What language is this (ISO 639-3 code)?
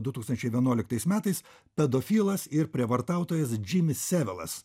lit